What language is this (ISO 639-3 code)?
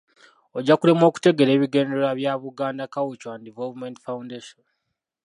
lug